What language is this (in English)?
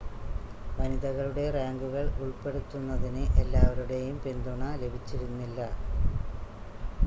Malayalam